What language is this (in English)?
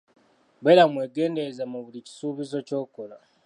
Ganda